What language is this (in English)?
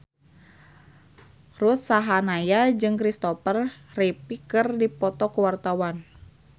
Sundanese